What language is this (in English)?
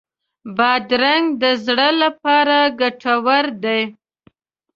Pashto